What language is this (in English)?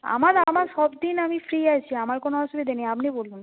Bangla